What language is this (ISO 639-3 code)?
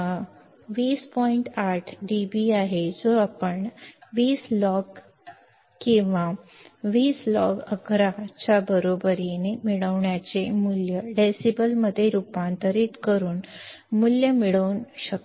mar